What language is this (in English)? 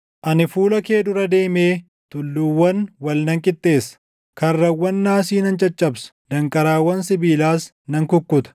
Oromo